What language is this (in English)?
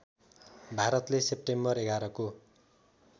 Nepali